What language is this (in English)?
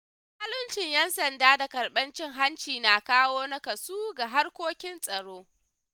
Hausa